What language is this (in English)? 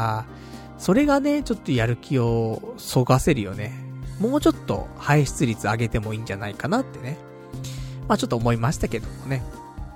Japanese